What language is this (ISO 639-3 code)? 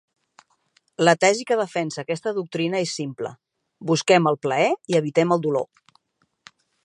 cat